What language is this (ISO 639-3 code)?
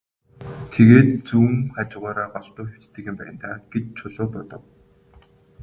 mon